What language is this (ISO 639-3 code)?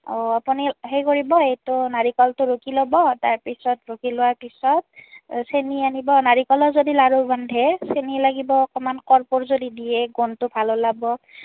asm